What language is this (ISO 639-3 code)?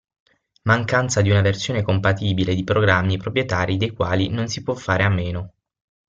ita